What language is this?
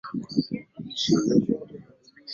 Swahili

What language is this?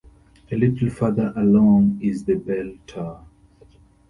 English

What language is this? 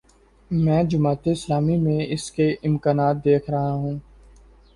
Urdu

